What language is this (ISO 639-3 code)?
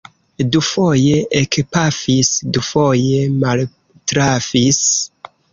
epo